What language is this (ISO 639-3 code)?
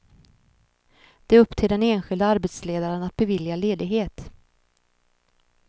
swe